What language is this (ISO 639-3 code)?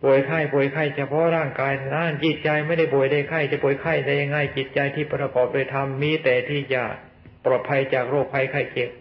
tha